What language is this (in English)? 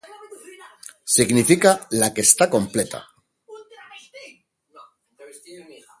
Spanish